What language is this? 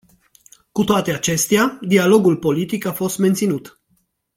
Romanian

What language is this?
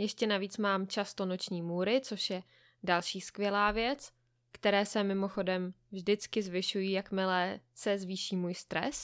Czech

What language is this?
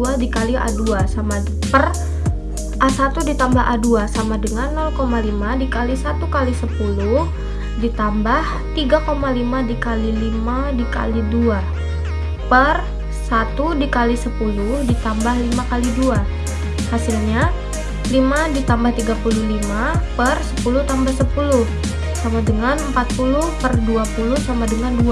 Indonesian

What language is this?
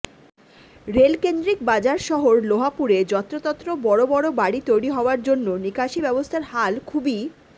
Bangla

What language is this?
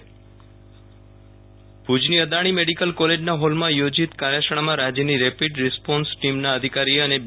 Gujarati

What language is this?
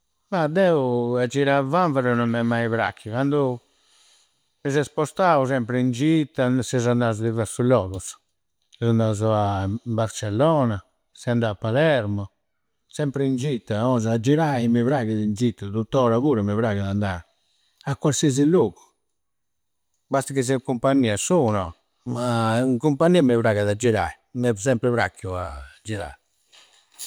Campidanese Sardinian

